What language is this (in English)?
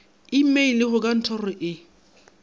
Northern Sotho